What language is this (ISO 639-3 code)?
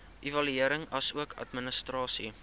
afr